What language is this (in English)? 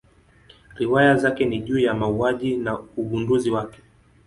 Swahili